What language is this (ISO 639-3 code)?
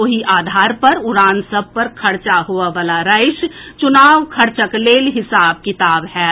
mai